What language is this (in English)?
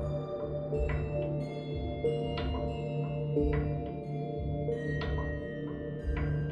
Indonesian